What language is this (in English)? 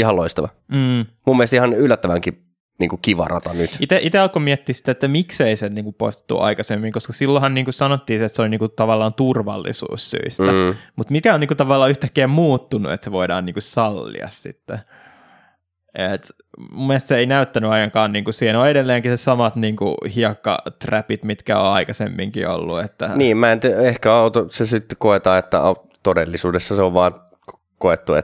Finnish